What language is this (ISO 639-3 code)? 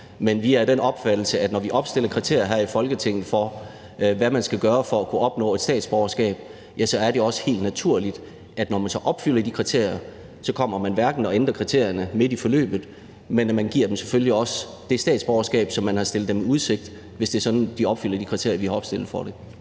dan